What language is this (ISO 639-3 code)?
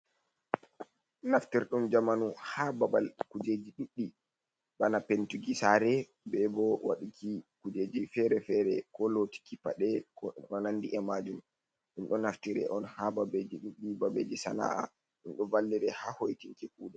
ful